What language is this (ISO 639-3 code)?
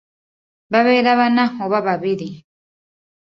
lug